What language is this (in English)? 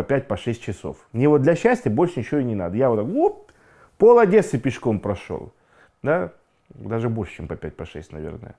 Russian